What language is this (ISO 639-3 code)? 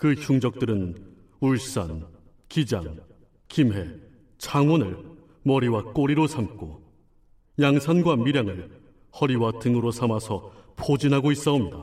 kor